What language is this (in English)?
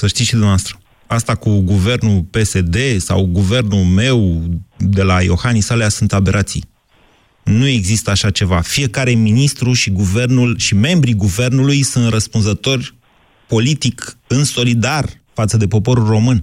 Romanian